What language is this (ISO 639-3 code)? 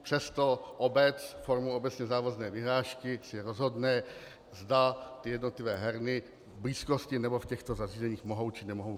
ces